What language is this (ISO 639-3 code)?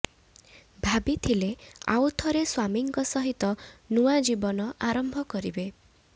ori